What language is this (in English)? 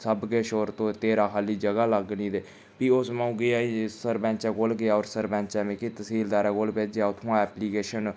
Dogri